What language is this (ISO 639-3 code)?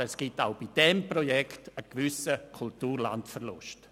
gsw